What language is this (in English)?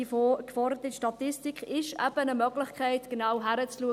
Swiss German